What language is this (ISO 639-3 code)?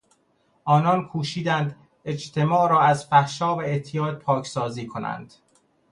fas